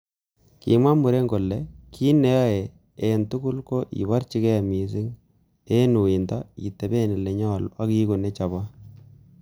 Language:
Kalenjin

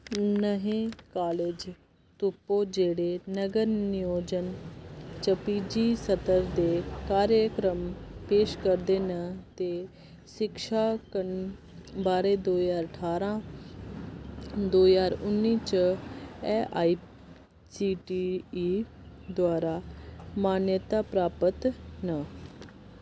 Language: Dogri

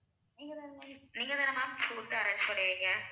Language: Tamil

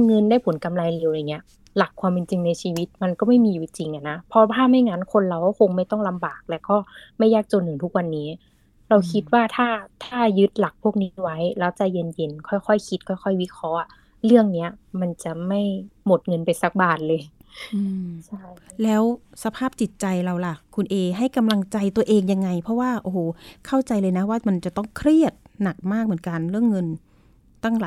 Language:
Thai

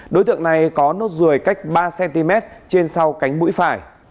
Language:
Vietnamese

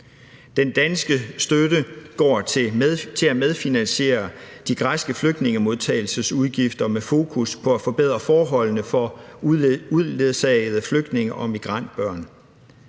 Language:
Danish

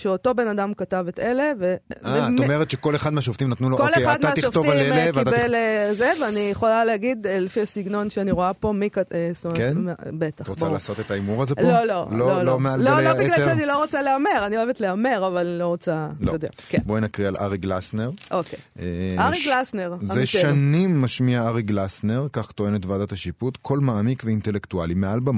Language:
Hebrew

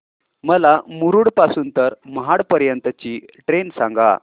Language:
Marathi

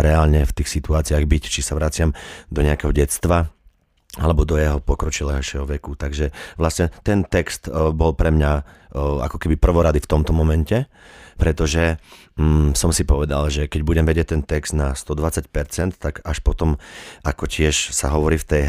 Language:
Slovak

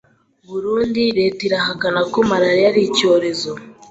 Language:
Kinyarwanda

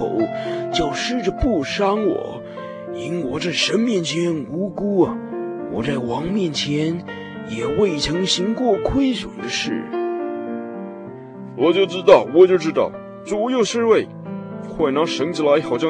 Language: Chinese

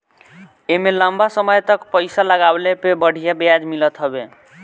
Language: Bhojpuri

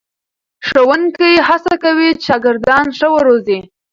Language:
Pashto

